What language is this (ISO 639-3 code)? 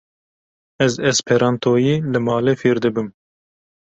kur